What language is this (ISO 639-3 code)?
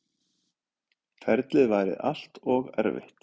isl